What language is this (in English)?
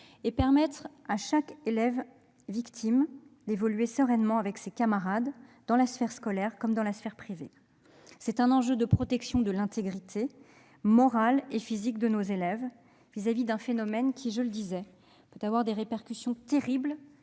French